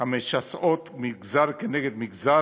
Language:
Hebrew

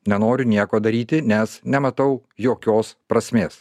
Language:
Lithuanian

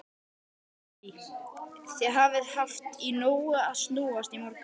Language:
Icelandic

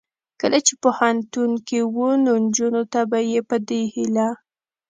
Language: Pashto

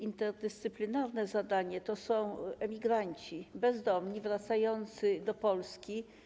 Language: Polish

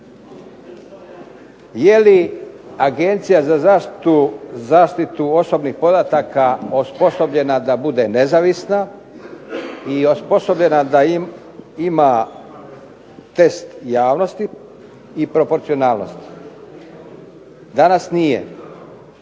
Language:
Croatian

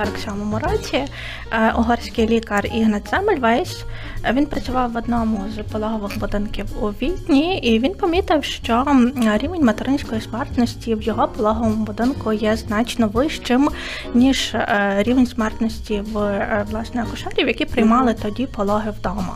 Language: Ukrainian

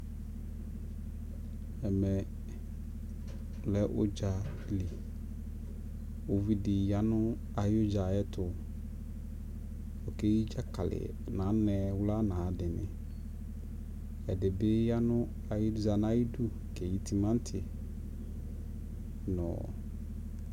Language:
Ikposo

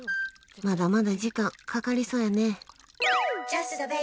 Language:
Japanese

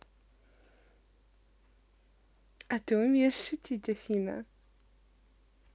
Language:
Russian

